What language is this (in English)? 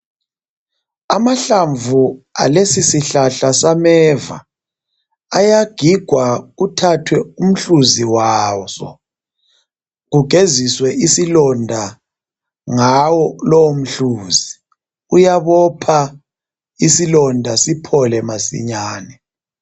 North Ndebele